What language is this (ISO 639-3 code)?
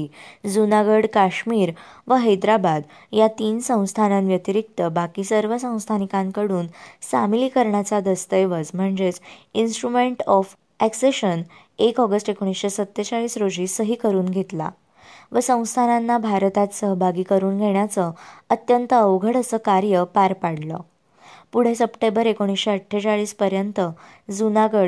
mar